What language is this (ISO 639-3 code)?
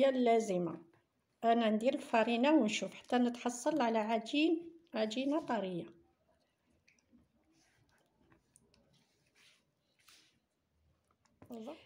ara